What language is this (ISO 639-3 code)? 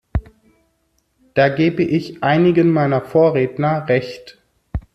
deu